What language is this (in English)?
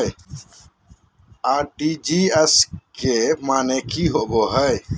Magahi